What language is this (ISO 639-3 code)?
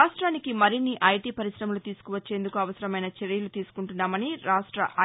tel